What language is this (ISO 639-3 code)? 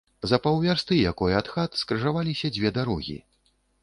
bel